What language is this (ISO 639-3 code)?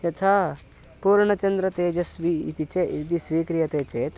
san